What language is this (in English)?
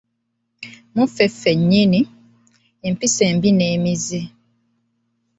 Ganda